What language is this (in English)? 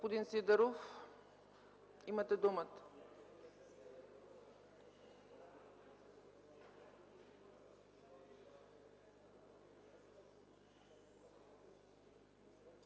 Bulgarian